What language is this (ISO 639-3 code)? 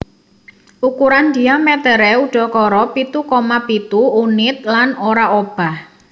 jav